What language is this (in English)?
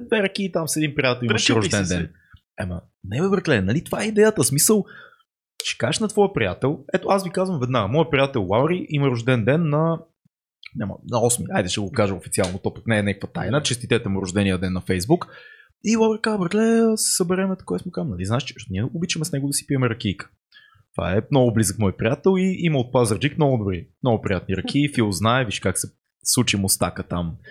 Bulgarian